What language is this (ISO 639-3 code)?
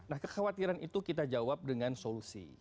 ind